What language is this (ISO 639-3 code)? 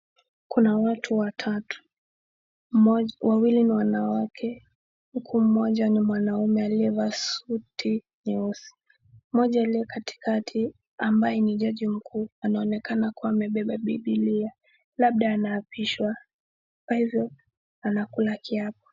swa